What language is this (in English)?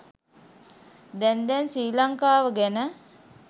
Sinhala